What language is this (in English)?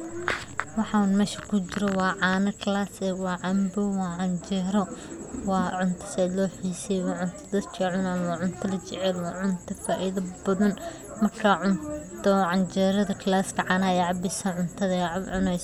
Somali